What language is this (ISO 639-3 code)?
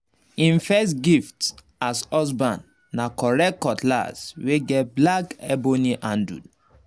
pcm